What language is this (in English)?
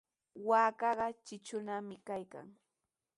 Sihuas Ancash Quechua